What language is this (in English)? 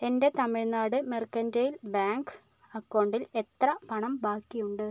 Malayalam